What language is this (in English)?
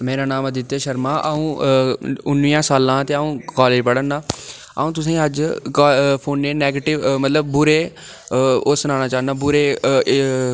Dogri